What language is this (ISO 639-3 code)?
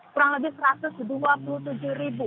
ind